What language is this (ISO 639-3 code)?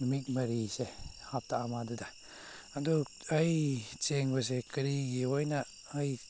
mni